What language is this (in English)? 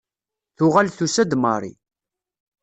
Kabyle